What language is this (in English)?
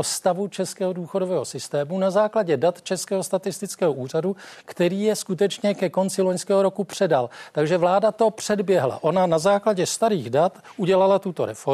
Czech